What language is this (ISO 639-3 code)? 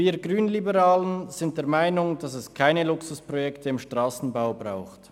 gsw